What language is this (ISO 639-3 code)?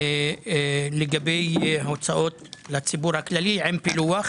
heb